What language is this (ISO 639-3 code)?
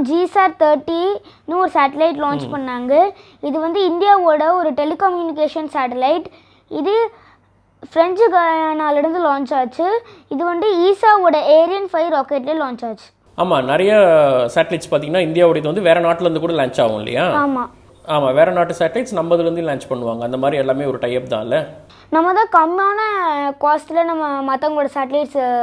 tam